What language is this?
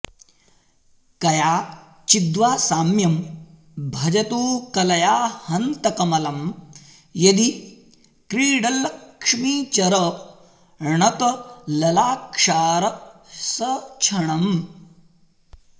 Sanskrit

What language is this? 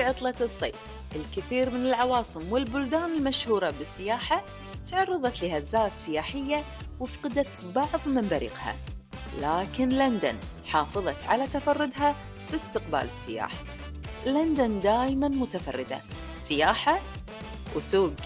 Arabic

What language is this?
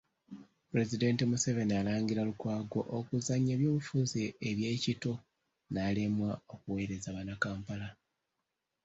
Ganda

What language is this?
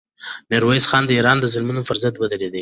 Pashto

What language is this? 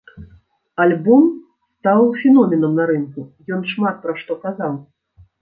Belarusian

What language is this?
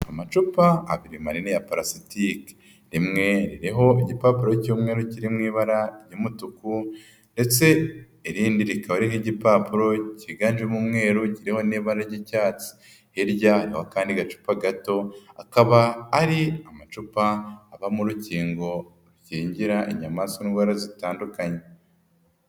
Kinyarwanda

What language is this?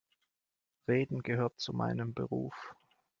German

